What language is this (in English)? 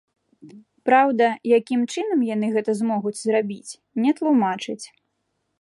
Belarusian